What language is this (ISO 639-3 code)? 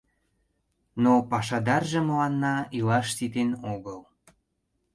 chm